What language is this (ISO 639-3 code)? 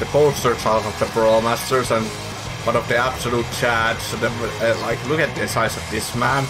eng